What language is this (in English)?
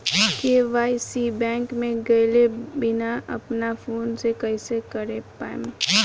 Bhojpuri